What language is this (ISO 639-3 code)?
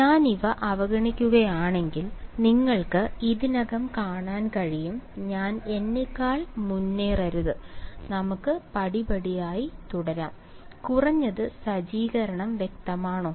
mal